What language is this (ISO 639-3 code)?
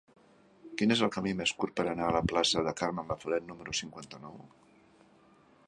cat